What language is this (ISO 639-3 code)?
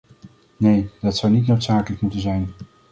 nld